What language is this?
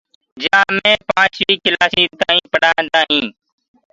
Gurgula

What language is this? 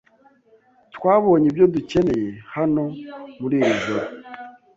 Kinyarwanda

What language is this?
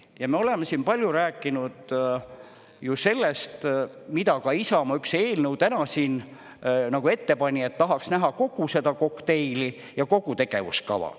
Estonian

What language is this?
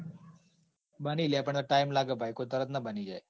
Gujarati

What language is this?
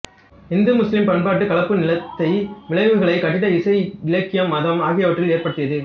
Tamil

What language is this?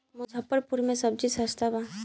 Bhojpuri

